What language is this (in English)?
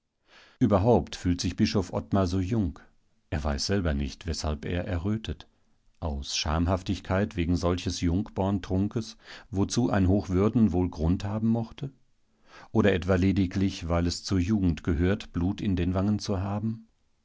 German